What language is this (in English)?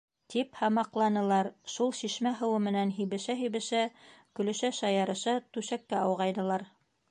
Bashkir